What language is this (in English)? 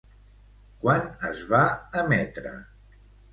Catalan